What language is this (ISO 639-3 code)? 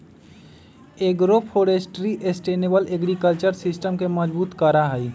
mag